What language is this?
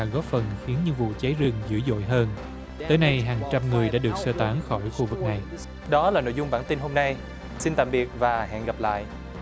Vietnamese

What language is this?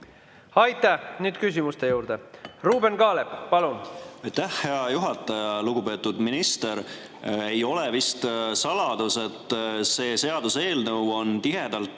Estonian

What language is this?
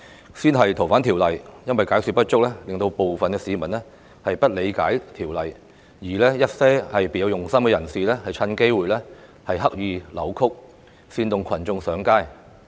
Cantonese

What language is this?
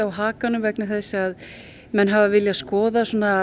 Icelandic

